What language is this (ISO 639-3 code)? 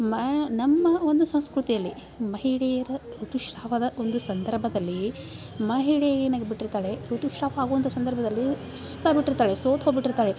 kan